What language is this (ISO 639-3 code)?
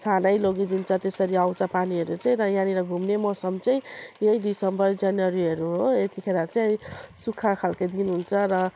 nep